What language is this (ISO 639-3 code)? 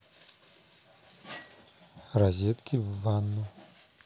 rus